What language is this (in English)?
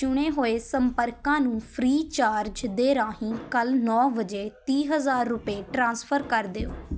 Punjabi